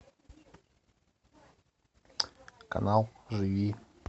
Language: Russian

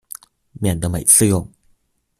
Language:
Chinese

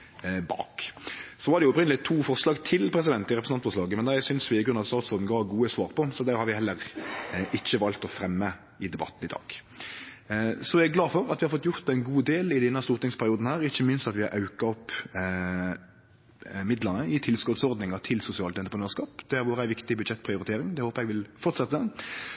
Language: Norwegian Nynorsk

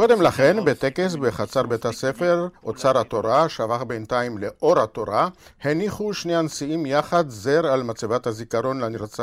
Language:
Hebrew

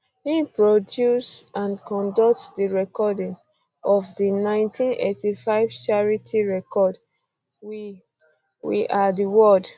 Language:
Nigerian Pidgin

